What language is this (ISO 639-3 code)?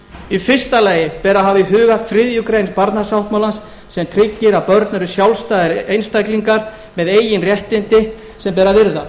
isl